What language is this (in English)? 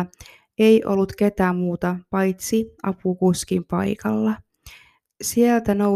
Finnish